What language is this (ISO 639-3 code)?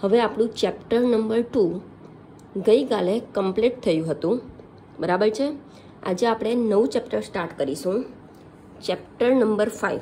hin